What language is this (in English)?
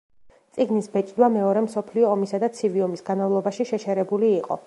Georgian